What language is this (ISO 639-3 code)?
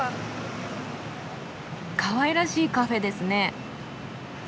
jpn